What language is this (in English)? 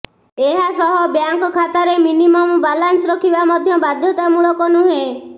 Odia